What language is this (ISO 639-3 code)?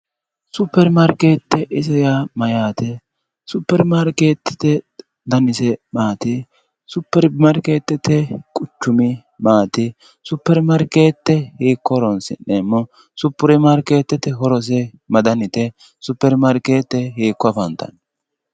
sid